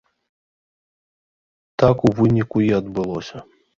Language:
Belarusian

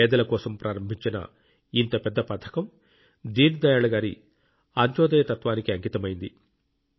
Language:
Telugu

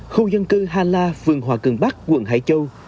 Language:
Vietnamese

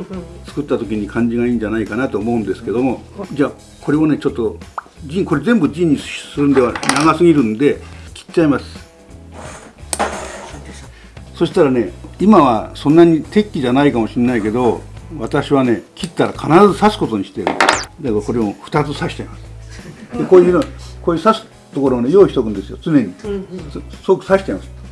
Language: Japanese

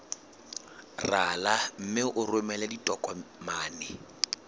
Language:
Southern Sotho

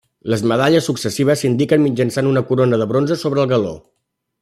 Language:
Catalan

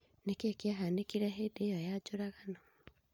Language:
Kikuyu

